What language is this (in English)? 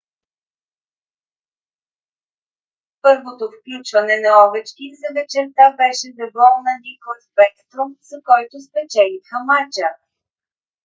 Bulgarian